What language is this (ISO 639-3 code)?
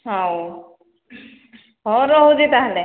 ori